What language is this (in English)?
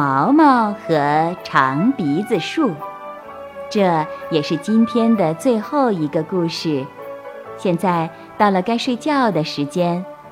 Chinese